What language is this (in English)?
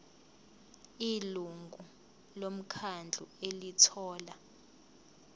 Zulu